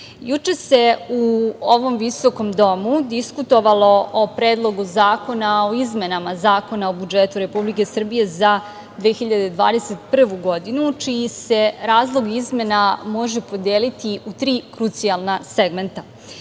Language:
Serbian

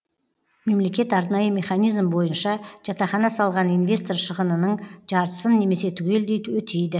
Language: Kazakh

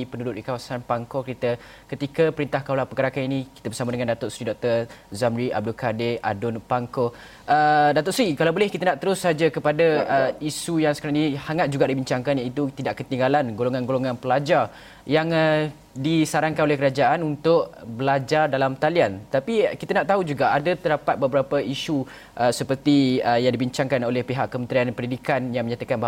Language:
Malay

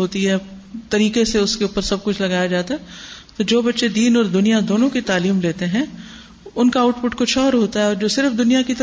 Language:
Urdu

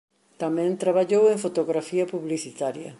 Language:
Galician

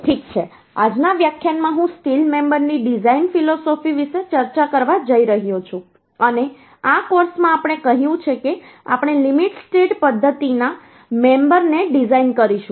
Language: Gujarati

